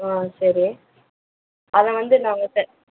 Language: Tamil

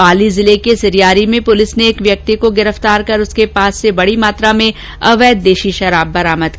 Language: Hindi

